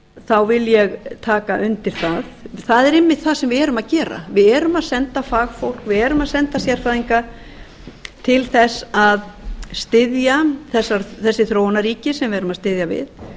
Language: Icelandic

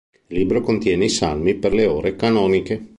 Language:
Italian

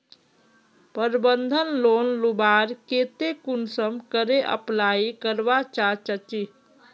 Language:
Magahi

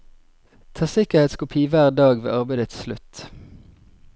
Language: Norwegian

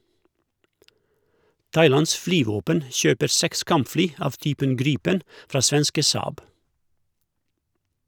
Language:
Norwegian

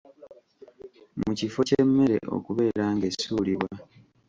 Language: Ganda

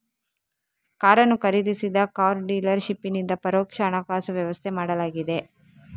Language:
Kannada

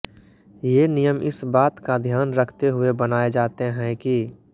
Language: Hindi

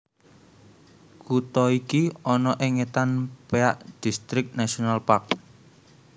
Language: Javanese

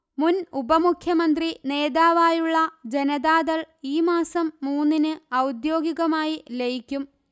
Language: Malayalam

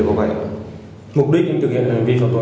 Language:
Vietnamese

